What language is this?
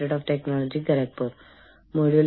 Malayalam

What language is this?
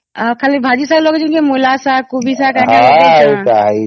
Odia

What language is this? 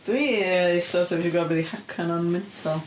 Welsh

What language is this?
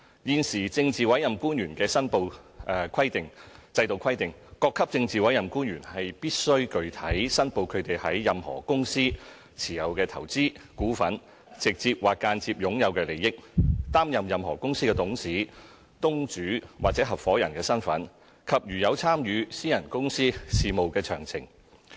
Cantonese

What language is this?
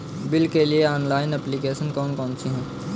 Hindi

